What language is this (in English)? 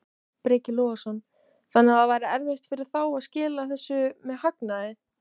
Icelandic